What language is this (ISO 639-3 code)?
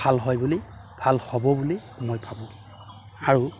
asm